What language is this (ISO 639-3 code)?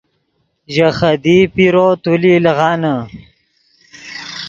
ydg